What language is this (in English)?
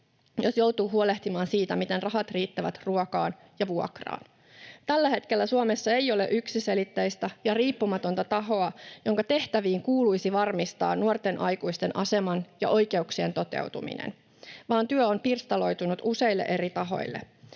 Finnish